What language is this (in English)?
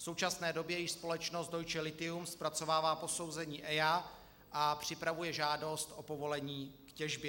Czech